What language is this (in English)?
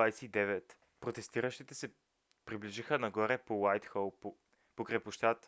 Bulgarian